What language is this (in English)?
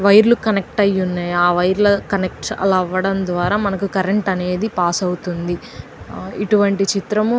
Telugu